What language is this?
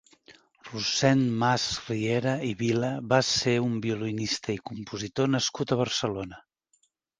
Catalan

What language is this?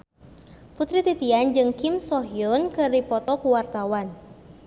Sundanese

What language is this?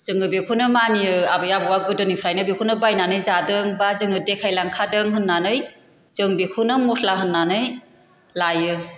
Bodo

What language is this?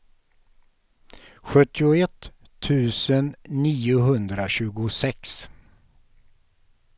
Swedish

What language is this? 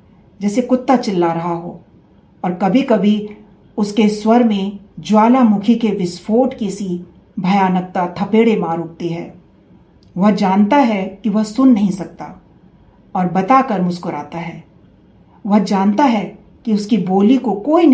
Hindi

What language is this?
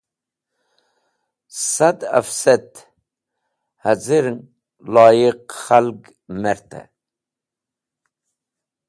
Wakhi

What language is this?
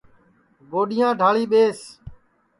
Sansi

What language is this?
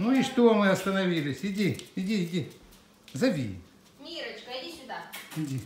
Russian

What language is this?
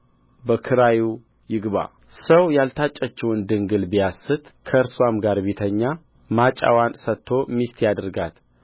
Amharic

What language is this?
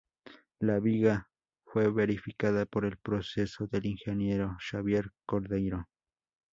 Spanish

